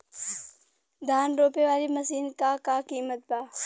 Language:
Bhojpuri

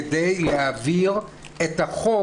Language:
Hebrew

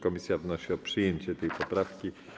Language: Polish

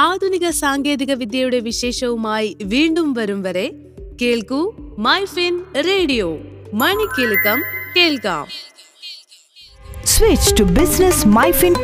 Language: Malayalam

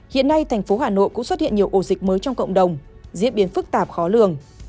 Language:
Vietnamese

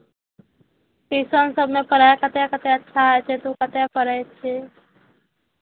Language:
Maithili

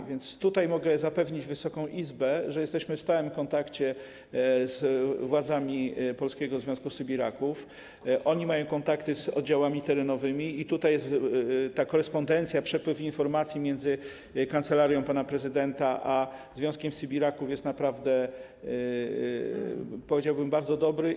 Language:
Polish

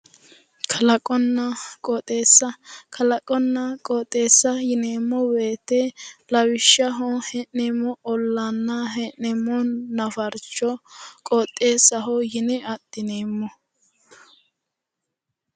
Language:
Sidamo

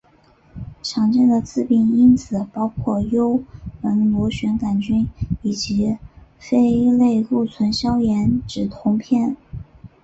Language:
Chinese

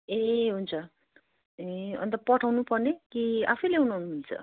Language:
Nepali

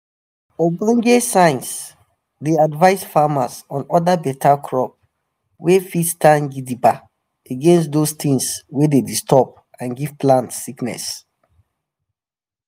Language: Nigerian Pidgin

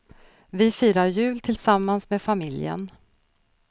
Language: Swedish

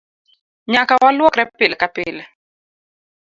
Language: Luo (Kenya and Tanzania)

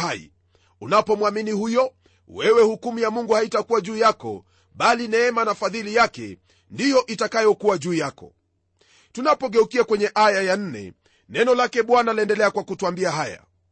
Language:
Swahili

